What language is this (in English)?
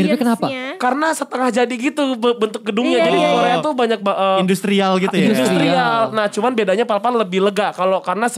Indonesian